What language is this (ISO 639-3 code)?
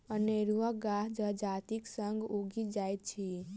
mai